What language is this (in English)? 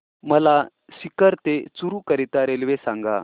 Marathi